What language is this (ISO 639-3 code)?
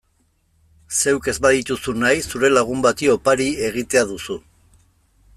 eus